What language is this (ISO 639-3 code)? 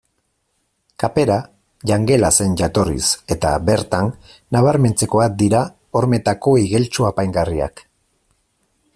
eus